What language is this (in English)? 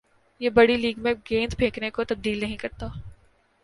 Urdu